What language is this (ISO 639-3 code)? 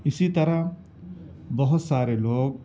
urd